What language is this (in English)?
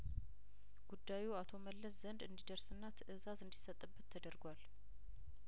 Amharic